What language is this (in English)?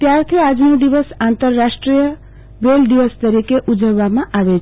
Gujarati